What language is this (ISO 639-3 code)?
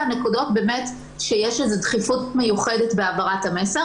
heb